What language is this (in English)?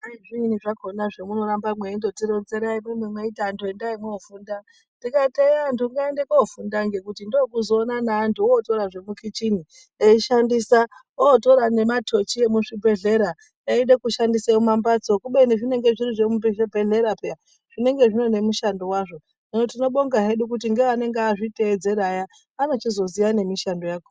Ndau